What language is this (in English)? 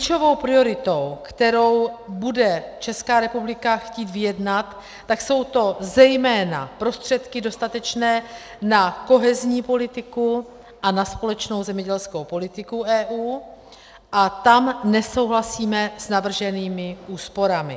Czech